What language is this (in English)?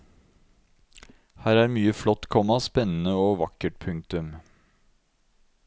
Norwegian